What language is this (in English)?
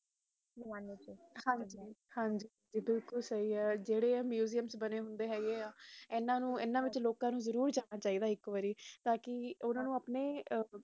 Punjabi